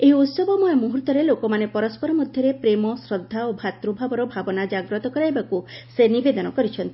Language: Odia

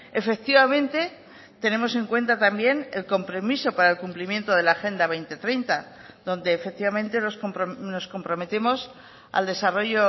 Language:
Spanish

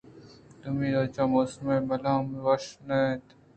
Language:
Eastern Balochi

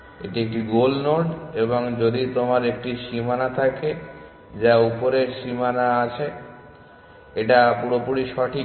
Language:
Bangla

